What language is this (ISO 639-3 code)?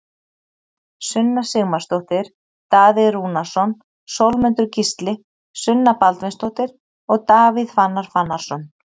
isl